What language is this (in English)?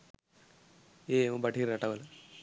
Sinhala